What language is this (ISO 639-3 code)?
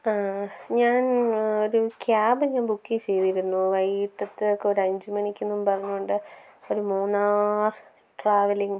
mal